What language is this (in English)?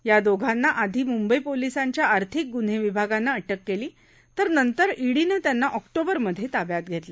Marathi